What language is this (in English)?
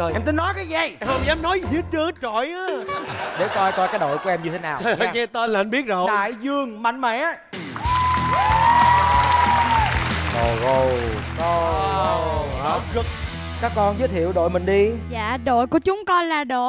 Vietnamese